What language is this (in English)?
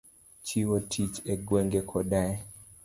Luo (Kenya and Tanzania)